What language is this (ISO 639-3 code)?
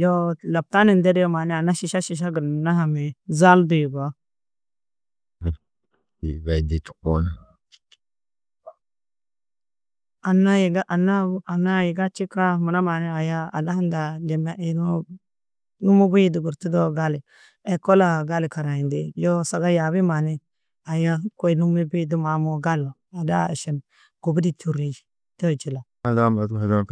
tuq